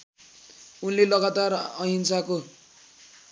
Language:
Nepali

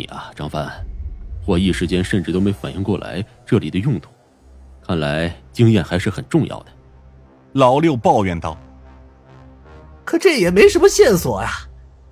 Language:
Chinese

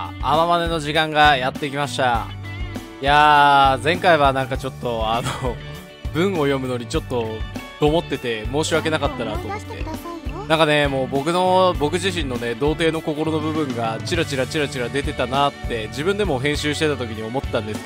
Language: Japanese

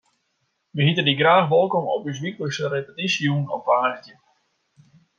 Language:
Western Frisian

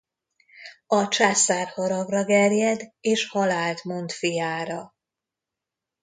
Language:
Hungarian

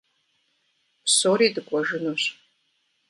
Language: Kabardian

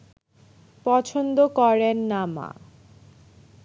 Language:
Bangla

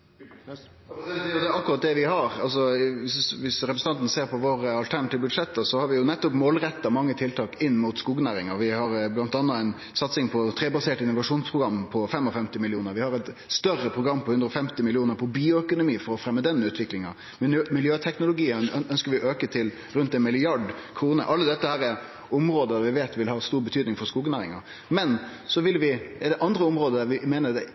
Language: Norwegian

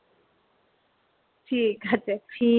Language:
Bangla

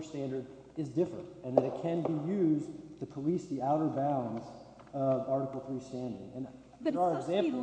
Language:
English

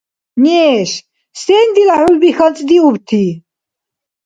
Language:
Dargwa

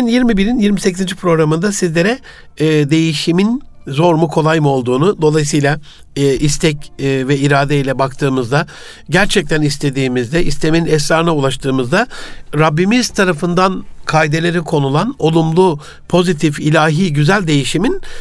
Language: Turkish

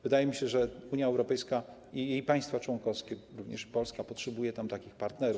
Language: Polish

